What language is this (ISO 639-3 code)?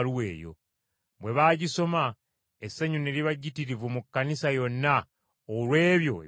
lug